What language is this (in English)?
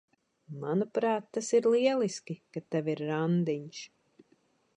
Latvian